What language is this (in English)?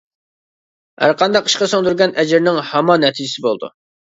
Uyghur